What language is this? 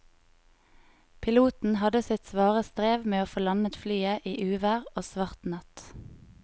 Norwegian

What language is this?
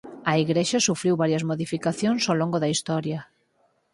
Galician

